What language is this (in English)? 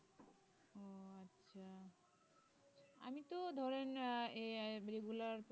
Bangla